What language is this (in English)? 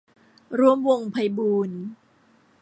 Thai